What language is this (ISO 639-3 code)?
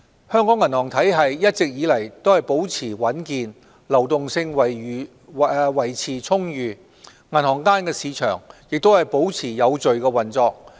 yue